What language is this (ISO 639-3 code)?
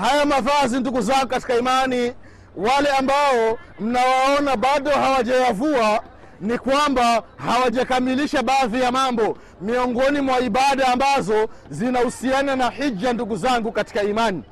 swa